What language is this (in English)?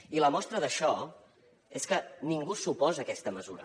Catalan